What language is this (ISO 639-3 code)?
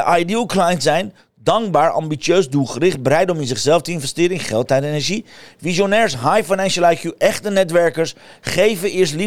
nld